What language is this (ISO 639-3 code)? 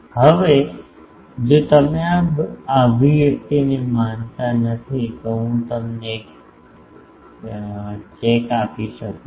guj